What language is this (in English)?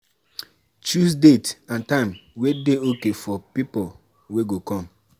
Nigerian Pidgin